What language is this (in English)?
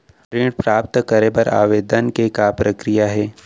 Chhattisgarhi